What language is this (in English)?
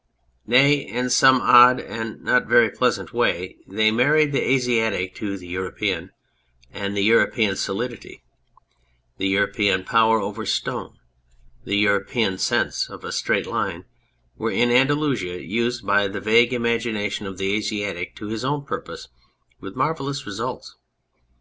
English